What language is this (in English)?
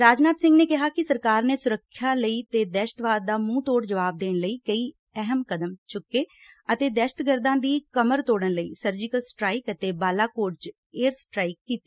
Punjabi